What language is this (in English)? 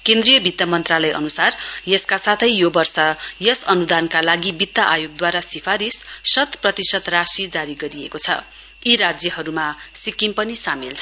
Nepali